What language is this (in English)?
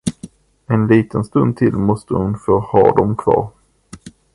Swedish